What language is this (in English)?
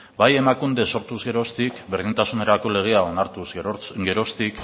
Basque